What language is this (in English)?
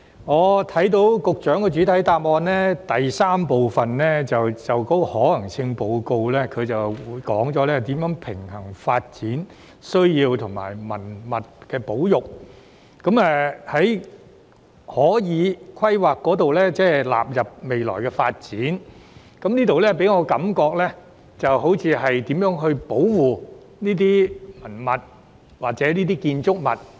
Cantonese